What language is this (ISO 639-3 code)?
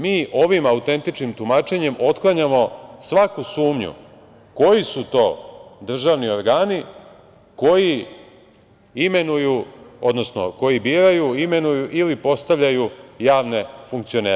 srp